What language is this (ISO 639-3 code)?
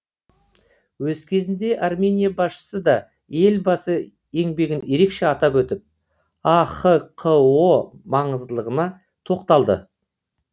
kaz